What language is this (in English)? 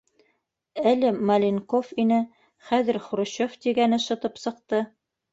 Bashkir